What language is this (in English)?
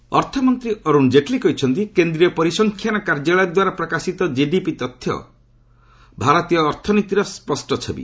Odia